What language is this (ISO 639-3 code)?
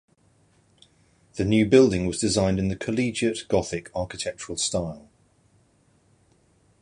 eng